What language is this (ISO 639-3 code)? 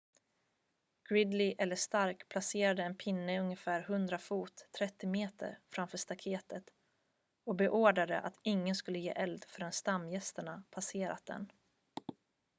swe